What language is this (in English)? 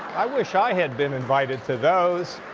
English